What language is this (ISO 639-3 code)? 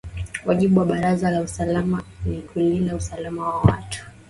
swa